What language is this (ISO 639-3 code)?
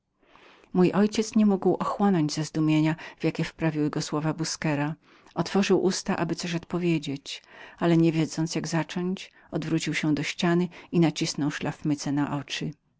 pol